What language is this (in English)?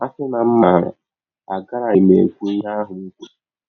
Igbo